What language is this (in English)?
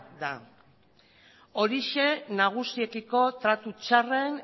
Basque